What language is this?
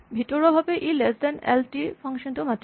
Assamese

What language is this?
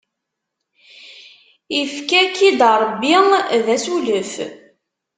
Kabyle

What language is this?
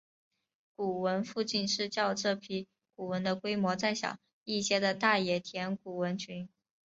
Chinese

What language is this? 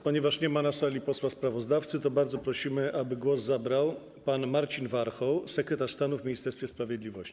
Polish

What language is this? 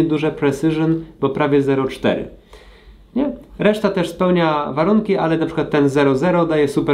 Polish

